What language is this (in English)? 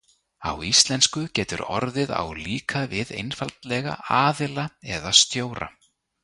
Icelandic